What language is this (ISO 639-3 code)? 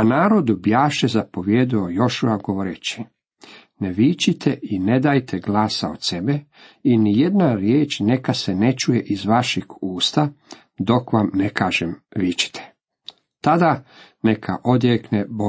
hrv